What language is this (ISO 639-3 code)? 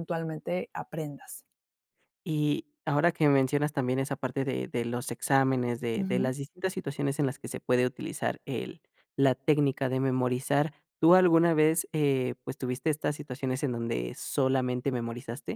spa